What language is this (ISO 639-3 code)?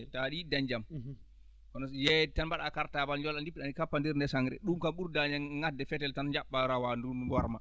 ful